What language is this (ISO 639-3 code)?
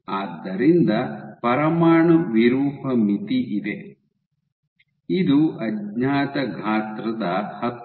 kan